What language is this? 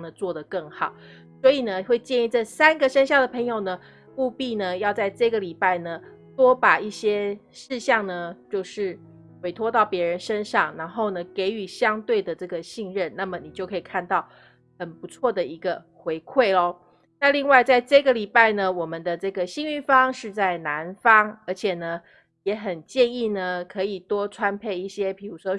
Chinese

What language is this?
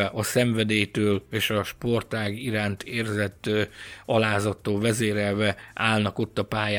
Hungarian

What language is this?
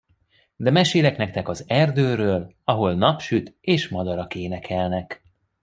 Hungarian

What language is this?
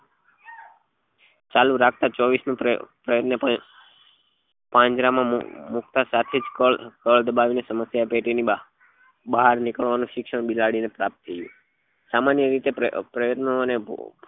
Gujarati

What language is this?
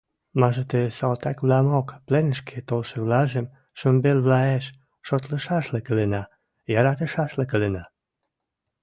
Western Mari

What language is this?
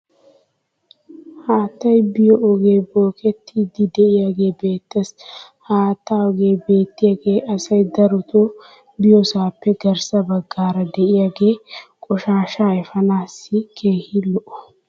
Wolaytta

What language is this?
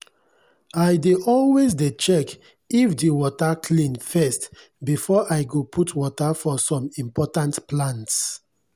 Nigerian Pidgin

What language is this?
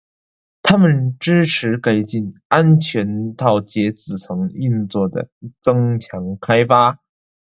Chinese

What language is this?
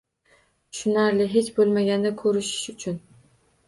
Uzbek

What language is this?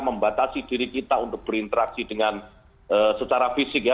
Indonesian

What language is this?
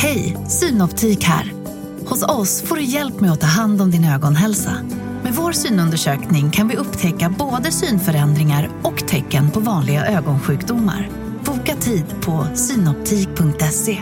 Swedish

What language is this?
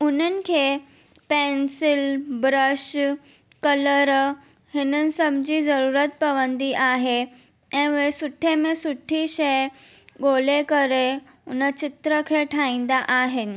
Sindhi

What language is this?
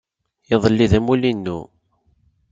Kabyle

